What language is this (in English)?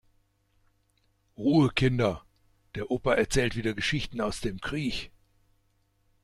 German